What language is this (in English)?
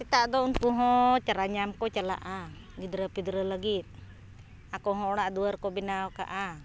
Santali